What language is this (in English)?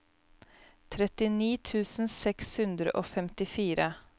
Norwegian